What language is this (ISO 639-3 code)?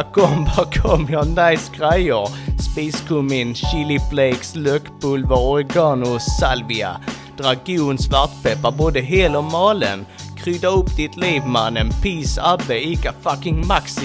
swe